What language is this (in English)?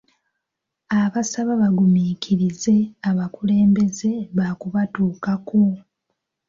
Ganda